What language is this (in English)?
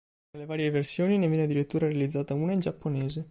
Italian